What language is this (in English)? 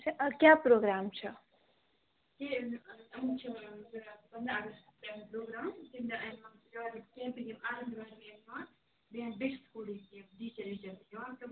Kashmiri